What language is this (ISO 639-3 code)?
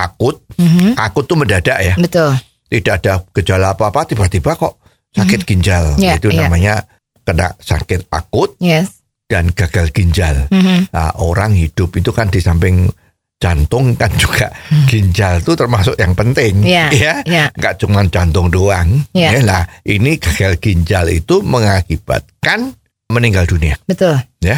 ind